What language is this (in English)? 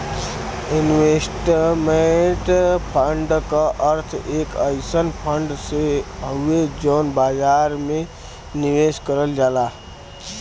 Bhojpuri